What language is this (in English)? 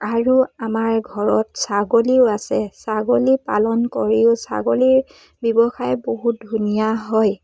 Assamese